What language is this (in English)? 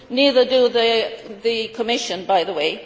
English